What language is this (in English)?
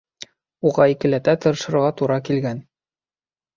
Bashkir